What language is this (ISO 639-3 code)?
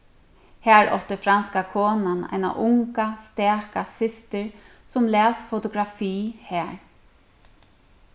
fao